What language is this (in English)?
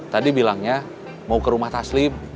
Indonesian